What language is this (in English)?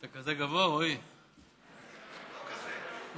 Hebrew